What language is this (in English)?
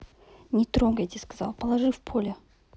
Russian